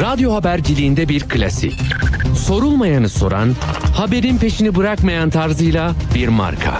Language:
Turkish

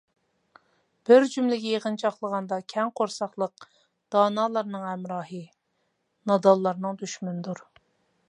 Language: Uyghur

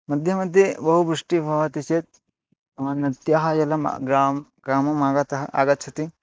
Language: Sanskrit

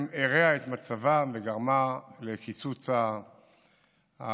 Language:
Hebrew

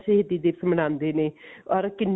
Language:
Punjabi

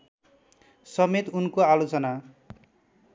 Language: Nepali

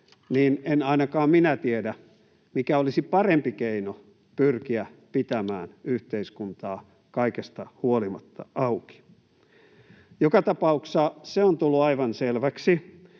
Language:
Finnish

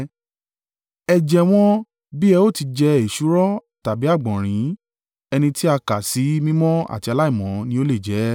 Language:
Yoruba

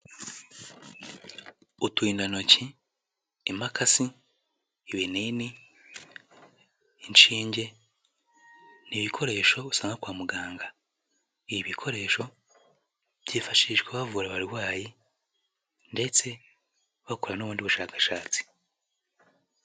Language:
Kinyarwanda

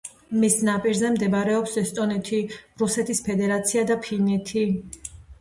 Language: Georgian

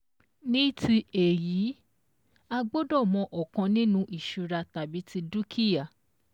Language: Yoruba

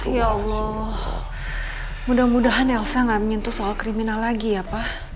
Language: Indonesian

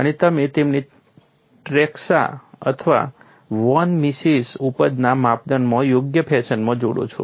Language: Gujarati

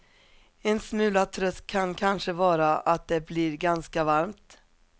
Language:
Swedish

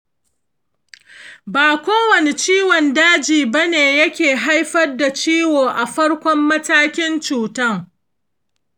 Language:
Hausa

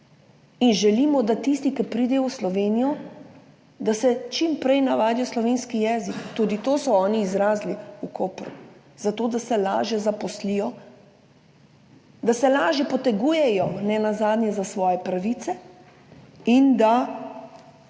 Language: Slovenian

